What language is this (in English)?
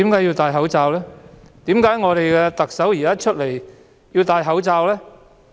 Cantonese